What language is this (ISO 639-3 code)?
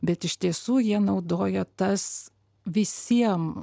lit